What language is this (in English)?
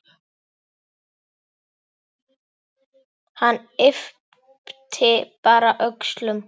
Icelandic